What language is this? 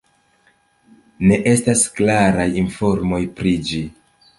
Esperanto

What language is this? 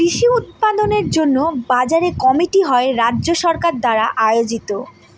Bangla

